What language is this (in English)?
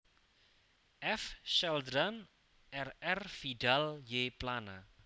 Javanese